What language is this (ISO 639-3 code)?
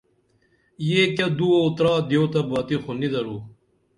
dml